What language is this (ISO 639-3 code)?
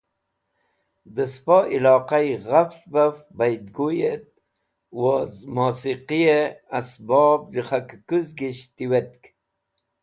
wbl